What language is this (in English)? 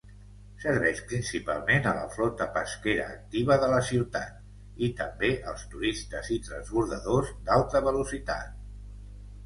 Catalan